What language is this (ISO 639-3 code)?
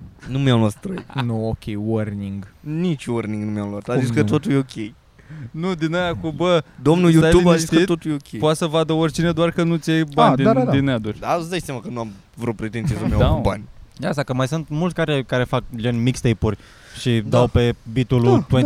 ron